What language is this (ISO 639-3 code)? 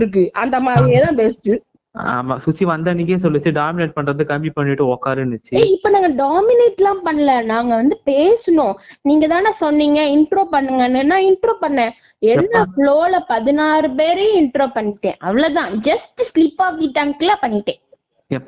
tam